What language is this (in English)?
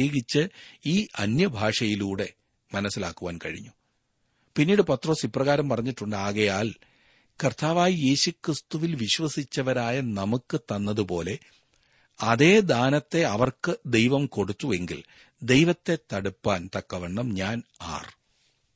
Malayalam